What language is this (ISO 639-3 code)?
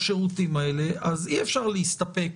heb